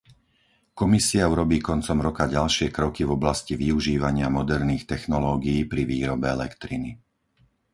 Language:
Slovak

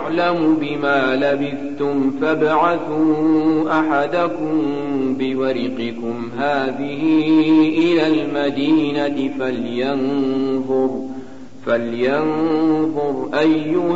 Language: Arabic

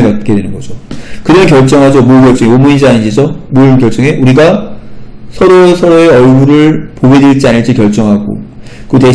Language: Korean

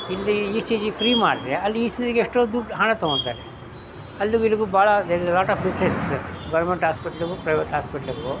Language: Kannada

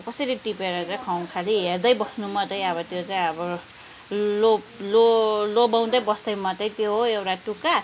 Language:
Nepali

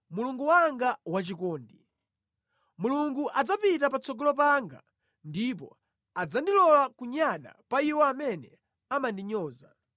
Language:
Nyanja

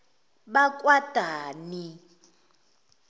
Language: Zulu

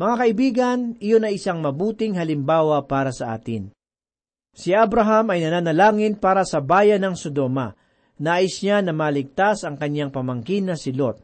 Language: Filipino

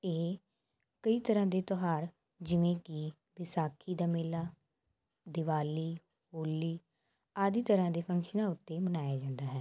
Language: Punjabi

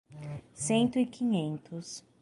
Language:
Portuguese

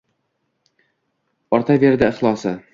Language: Uzbek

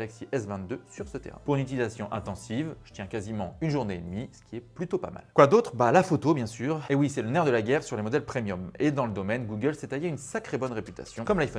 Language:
French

